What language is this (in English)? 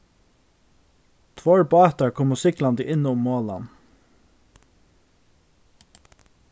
Faroese